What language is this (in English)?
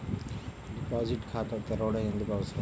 Telugu